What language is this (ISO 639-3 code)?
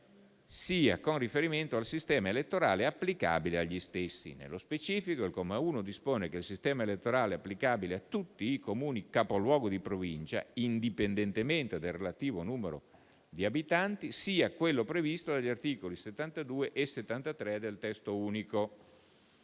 ita